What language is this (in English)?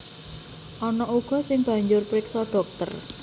Javanese